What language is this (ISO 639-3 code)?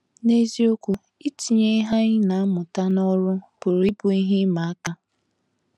ibo